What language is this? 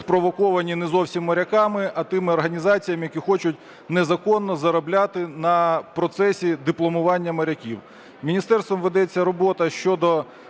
Ukrainian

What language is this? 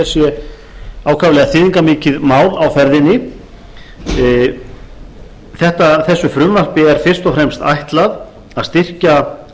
Icelandic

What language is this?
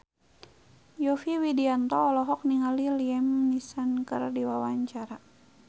Sundanese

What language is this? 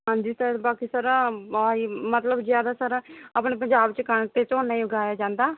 Punjabi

